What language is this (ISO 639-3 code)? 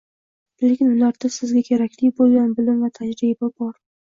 uzb